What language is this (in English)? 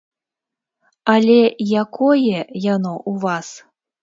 Belarusian